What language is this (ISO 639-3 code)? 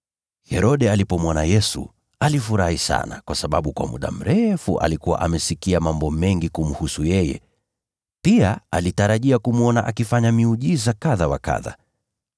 swa